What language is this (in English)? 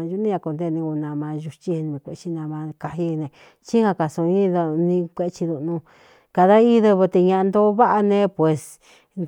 Cuyamecalco Mixtec